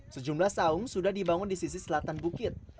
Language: Indonesian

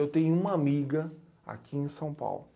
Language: Portuguese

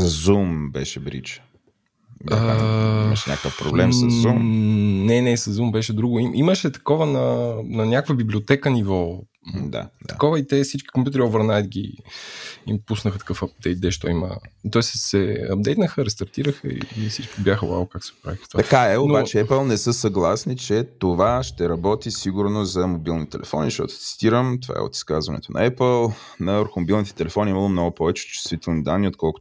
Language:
Bulgarian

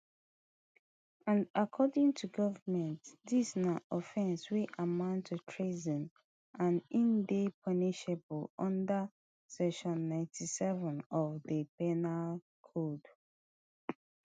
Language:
Nigerian Pidgin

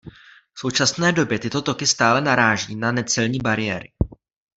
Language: Czech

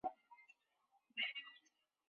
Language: Chinese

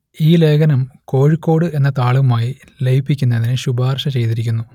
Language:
Malayalam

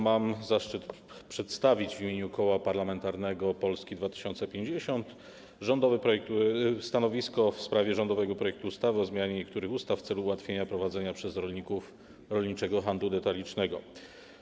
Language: Polish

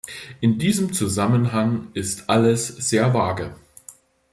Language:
German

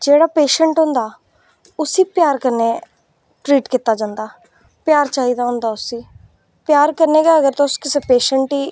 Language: Dogri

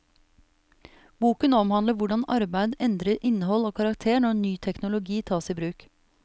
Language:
Norwegian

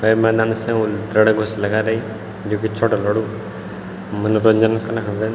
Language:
Garhwali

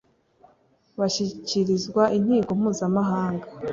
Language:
Kinyarwanda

